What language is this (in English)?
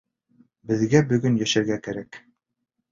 Bashkir